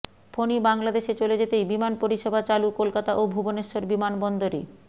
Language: Bangla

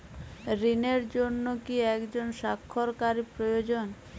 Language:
Bangla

